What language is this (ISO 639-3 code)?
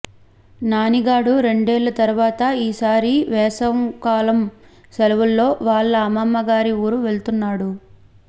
tel